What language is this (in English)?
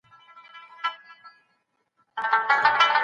Pashto